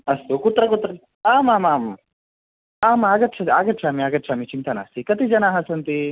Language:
Sanskrit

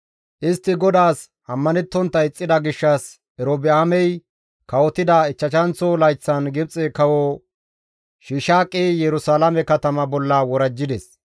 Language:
Gamo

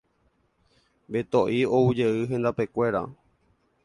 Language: Guarani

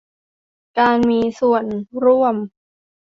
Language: Thai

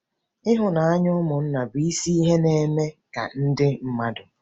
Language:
Igbo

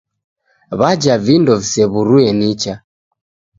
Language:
Taita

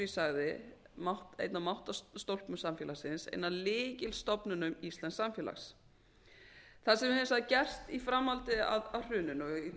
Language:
Icelandic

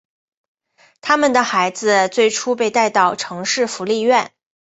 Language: Chinese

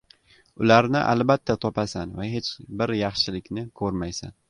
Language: Uzbek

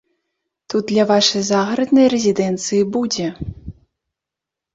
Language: Belarusian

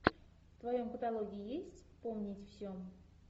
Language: Russian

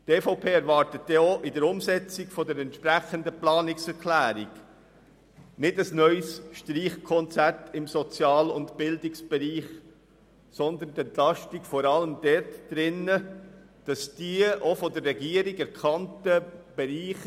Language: Swiss German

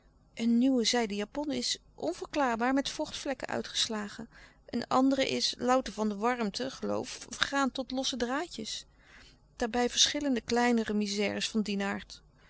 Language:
Dutch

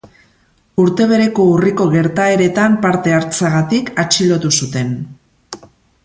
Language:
Basque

